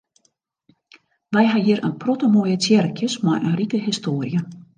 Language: Western Frisian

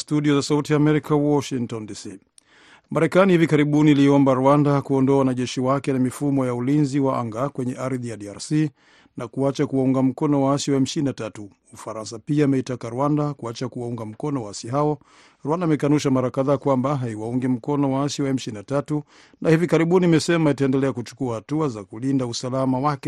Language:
Swahili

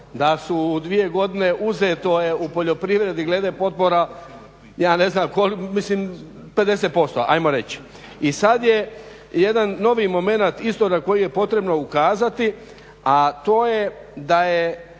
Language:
Croatian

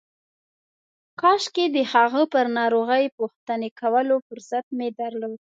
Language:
Pashto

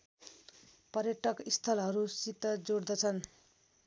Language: Nepali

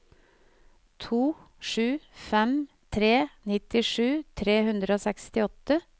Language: Norwegian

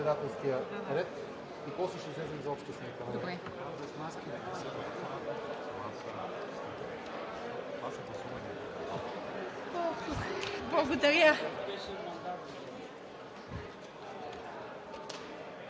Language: Bulgarian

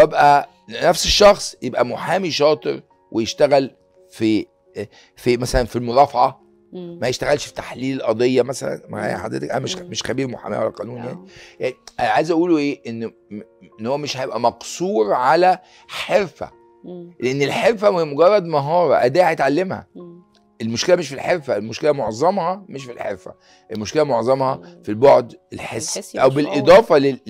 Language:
Arabic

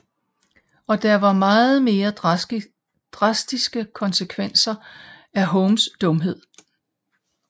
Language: Danish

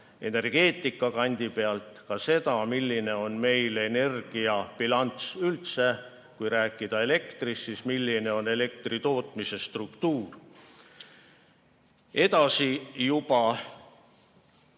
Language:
Estonian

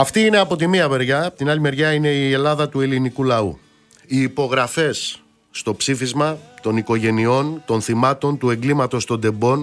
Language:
Greek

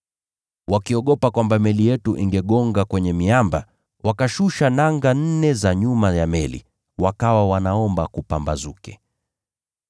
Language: Swahili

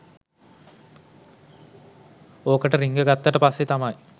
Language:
Sinhala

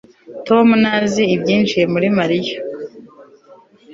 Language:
Kinyarwanda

